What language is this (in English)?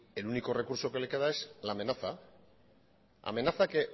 Spanish